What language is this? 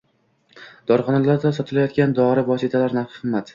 Uzbek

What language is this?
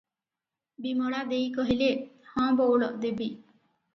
Odia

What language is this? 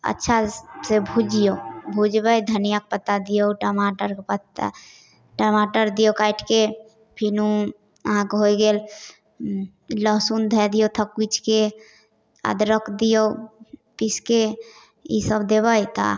Maithili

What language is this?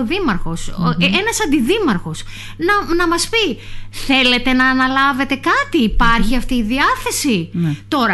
Greek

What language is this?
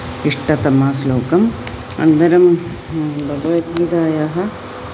Sanskrit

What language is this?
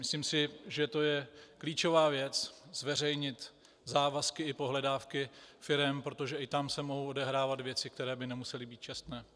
Czech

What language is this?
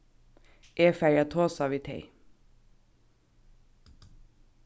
Faroese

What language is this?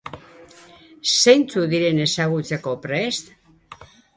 Basque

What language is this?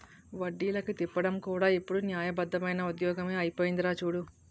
Telugu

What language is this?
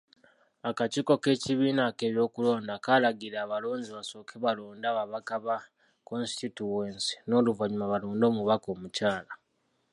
Ganda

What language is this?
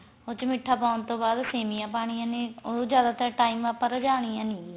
Punjabi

